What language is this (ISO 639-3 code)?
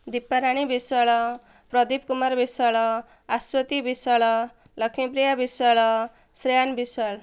ori